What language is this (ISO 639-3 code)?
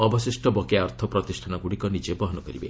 ori